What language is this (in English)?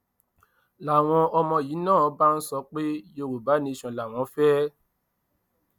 Yoruba